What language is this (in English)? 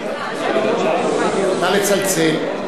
Hebrew